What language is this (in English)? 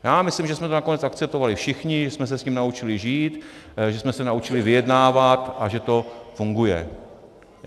Czech